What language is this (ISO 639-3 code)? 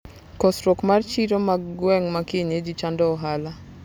luo